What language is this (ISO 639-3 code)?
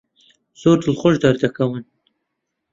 ckb